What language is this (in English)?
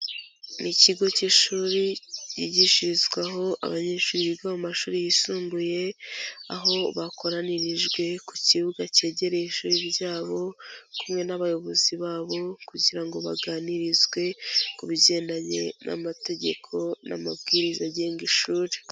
Kinyarwanda